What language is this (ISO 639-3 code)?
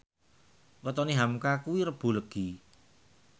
jav